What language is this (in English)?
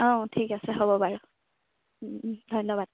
Assamese